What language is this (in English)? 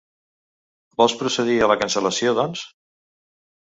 Catalan